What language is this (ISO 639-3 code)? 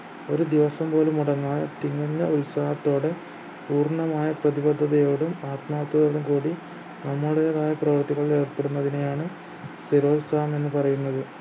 mal